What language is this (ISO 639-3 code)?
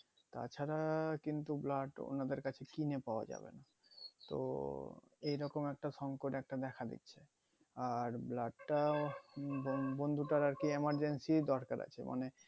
ben